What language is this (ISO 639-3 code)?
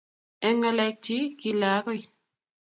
kln